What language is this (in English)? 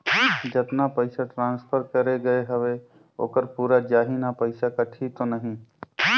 Chhattisgarhi